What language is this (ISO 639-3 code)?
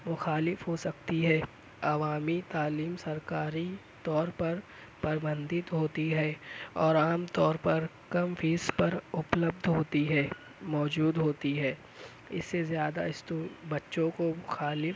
urd